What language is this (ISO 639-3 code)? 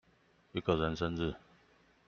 zho